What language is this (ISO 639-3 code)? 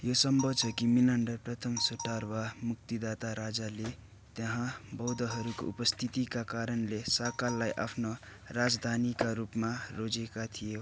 nep